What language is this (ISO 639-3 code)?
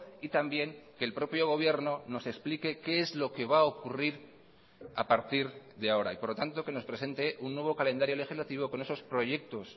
spa